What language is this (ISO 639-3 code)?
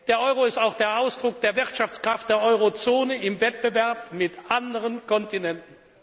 deu